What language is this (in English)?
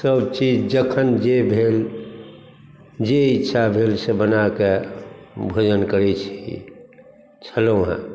Maithili